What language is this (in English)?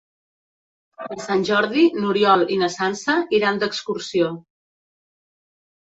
Catalan